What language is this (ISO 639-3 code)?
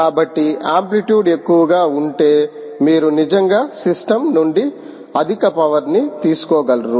tel